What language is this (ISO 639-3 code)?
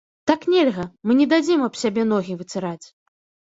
bel